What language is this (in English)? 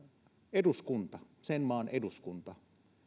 Finnish